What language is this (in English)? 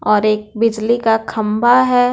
Hindi